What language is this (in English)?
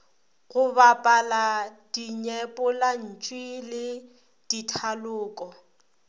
Northern Sotho